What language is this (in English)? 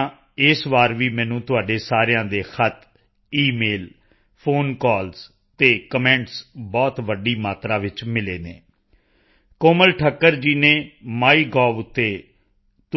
Punjabi